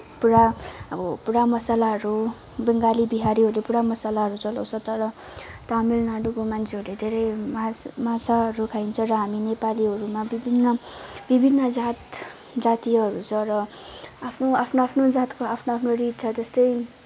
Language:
Nepali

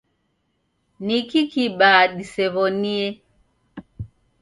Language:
Taita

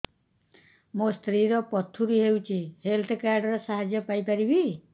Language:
Odia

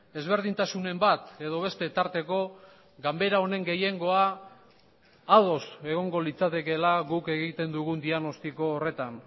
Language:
Basque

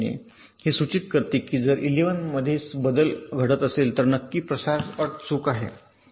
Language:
Marathi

